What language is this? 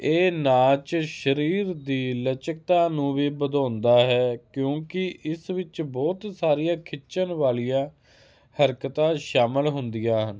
Punjabi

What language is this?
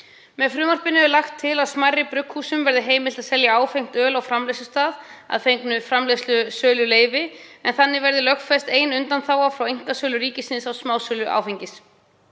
Icelandic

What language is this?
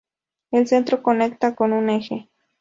Spanish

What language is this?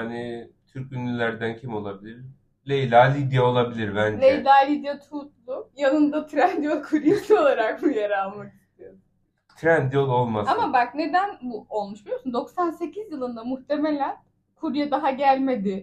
Turkish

